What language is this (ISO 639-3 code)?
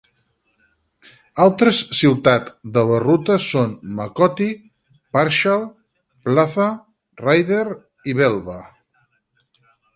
cat